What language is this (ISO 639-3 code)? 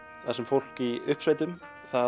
isl